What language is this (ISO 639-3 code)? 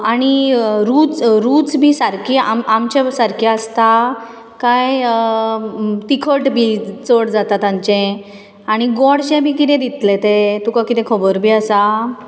kok